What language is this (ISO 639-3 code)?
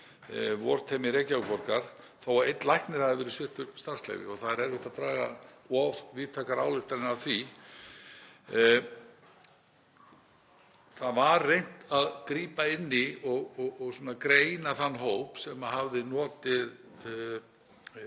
isl